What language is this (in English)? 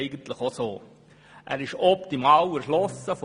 Swiss German